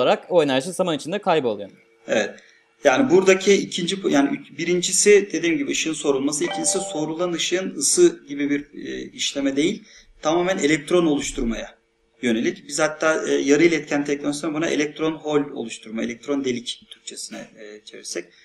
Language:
Turkish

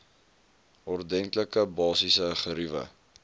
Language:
Afrikaans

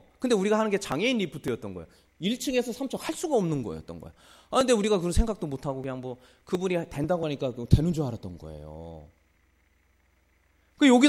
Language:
Korean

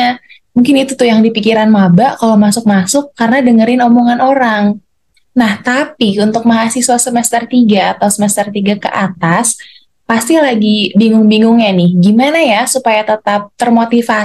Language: Indonesian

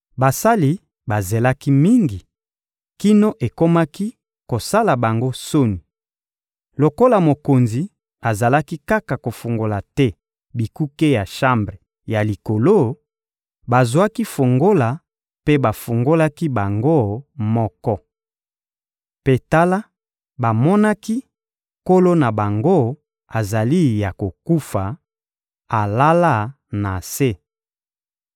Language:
Lingala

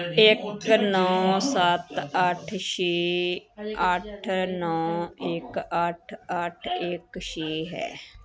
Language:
Punjabi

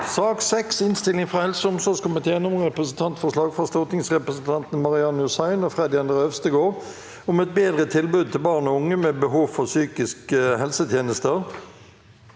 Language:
Norwegian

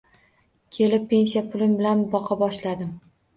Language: Uzbek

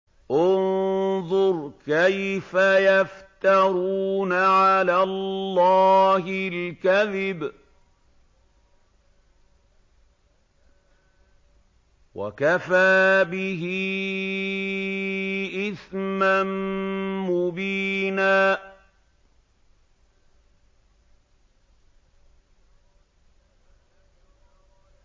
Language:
Arabic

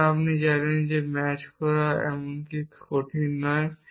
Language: Bangla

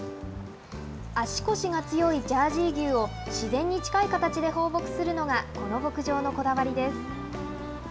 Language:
Japanese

